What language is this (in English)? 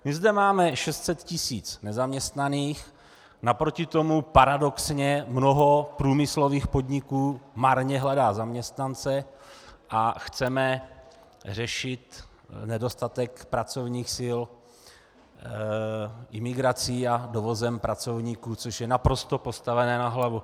Czech